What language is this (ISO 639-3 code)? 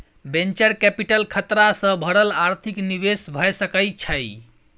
mai